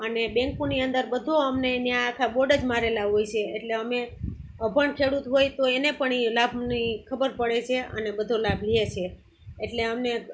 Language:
Gujarati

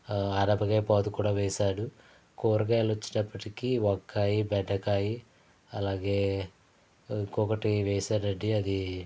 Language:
Telugu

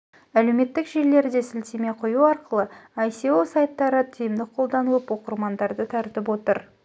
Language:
Kazakh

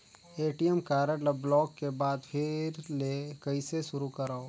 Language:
Chhattisgarhi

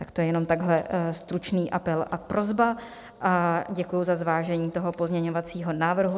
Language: Czech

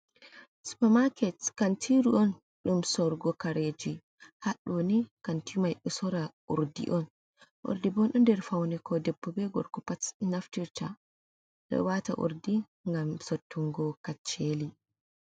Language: Fula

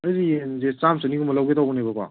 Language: Manipuri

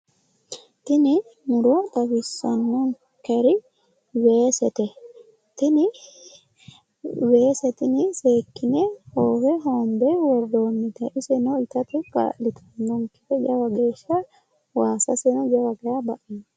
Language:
Sidamo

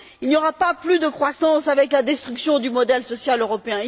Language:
French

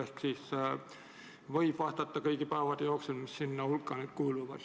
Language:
Estonian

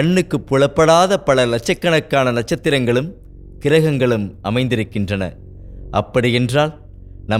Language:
Tamil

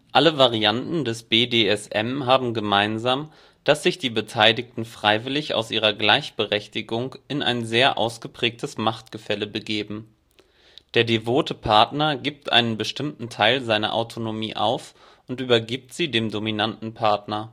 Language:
German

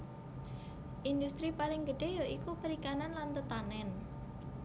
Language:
Javanese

